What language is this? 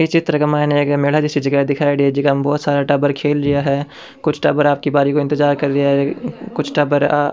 Rajasthani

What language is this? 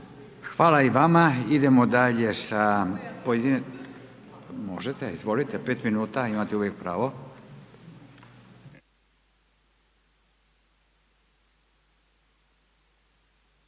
Croatian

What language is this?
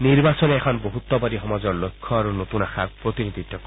Assamese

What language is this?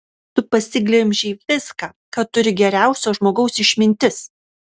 Lithuanian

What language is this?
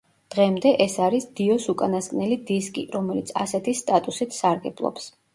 Georgian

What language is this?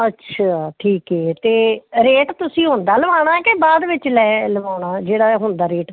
Punjabi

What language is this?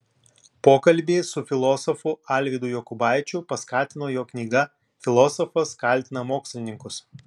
Lithuanian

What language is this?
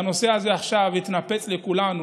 Hebrew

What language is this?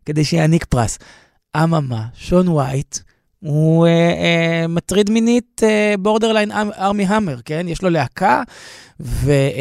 Hebrew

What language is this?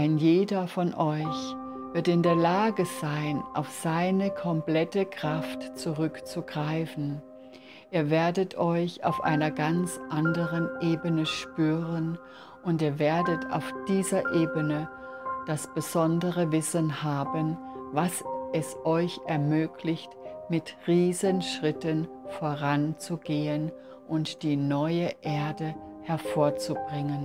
German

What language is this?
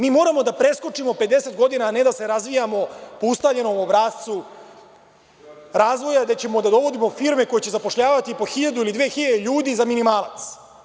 Serbian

